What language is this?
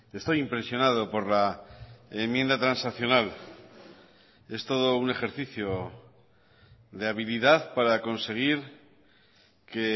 Spanish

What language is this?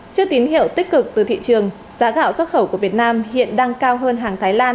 Vietnamese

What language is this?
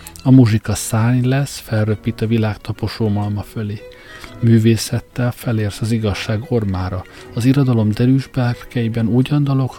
Hungarian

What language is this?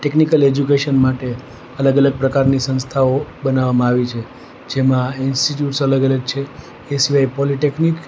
Gujarati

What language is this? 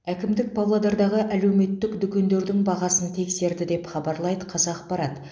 Kazakh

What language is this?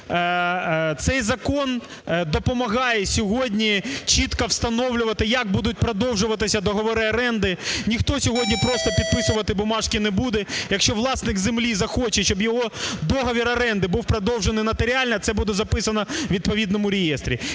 Ukrainian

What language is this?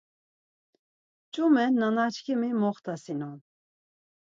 Laz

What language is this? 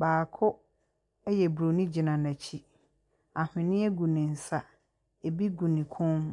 Akan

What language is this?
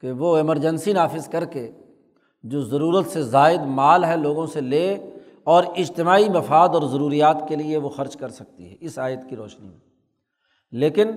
Urdu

